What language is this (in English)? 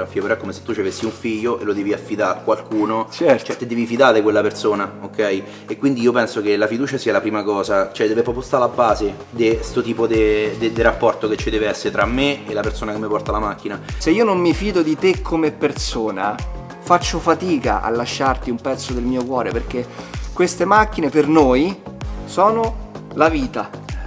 Italian